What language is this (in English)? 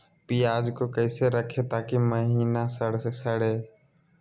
Magahi